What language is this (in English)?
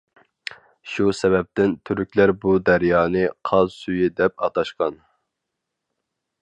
Uyghur